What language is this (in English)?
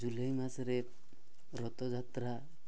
Odia